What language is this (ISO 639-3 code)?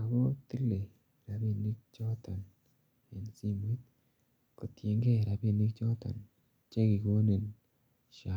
kln